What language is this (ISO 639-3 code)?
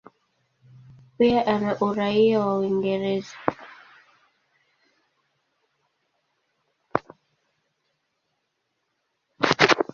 swa